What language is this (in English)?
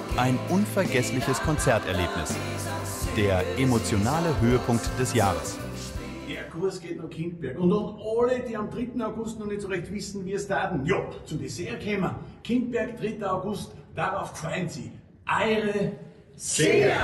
German